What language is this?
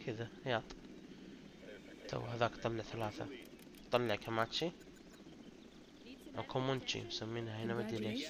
Arabic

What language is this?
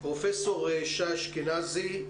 Hebrew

